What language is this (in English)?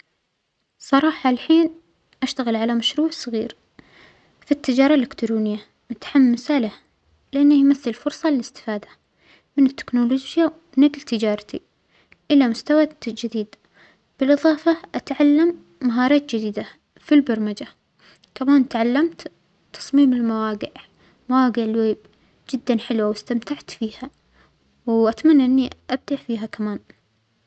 Omani Arabic